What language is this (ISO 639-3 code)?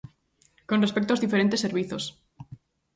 glg